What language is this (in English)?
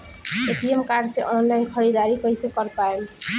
Bhojpuri